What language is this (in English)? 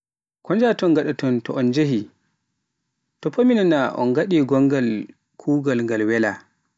Pular